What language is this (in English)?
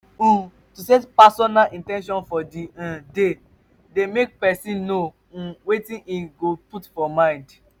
Nigerian Pidgin